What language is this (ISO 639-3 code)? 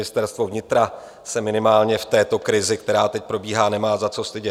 ces